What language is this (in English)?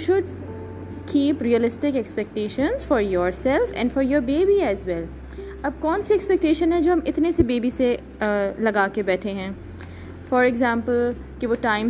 Urdu